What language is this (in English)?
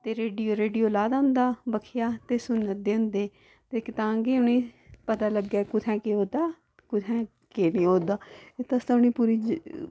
Dogri